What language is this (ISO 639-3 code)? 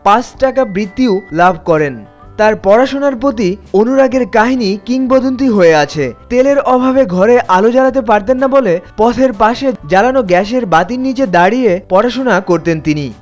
ben